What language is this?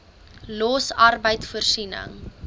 Afrikaans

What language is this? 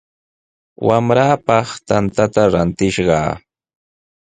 Sihuas Ancash Quechua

